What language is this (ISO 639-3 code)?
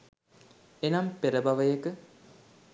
sin